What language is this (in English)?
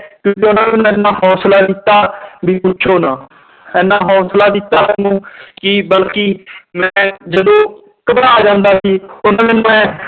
Punjabi